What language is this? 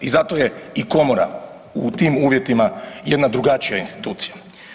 Croatian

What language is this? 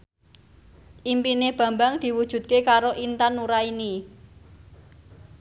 Javanese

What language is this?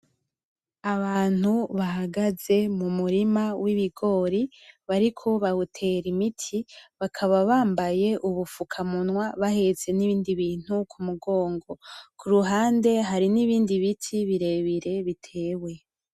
Rundi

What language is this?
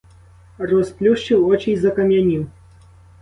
Ukrainian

